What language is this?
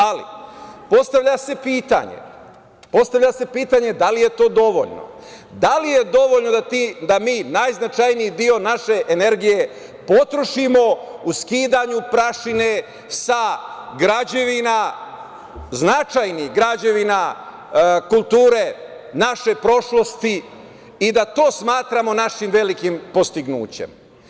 Serbian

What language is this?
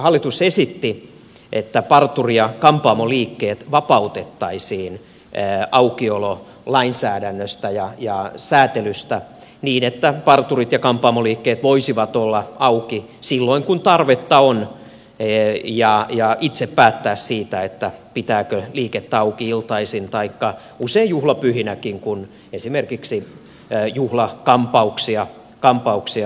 Finnish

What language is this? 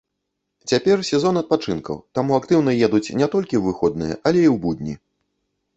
Belarusian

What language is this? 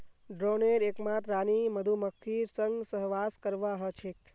Magahi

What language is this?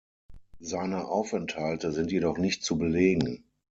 German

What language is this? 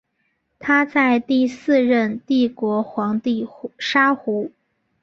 Chinese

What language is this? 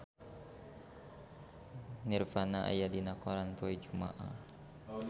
Sundanese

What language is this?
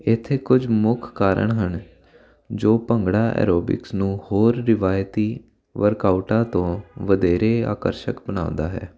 Punjabi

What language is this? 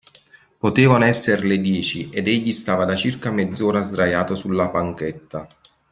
Italian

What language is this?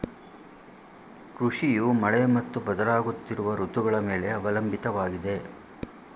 Kannada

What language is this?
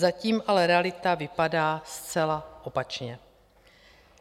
Czech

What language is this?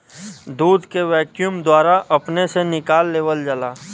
Bhojpuri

